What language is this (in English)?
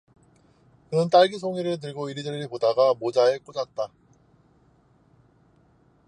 Korean